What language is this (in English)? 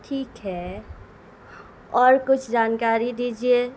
Urdu